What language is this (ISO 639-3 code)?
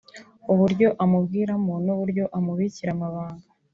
kin